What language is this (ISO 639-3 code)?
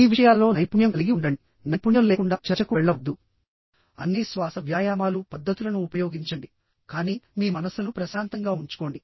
tel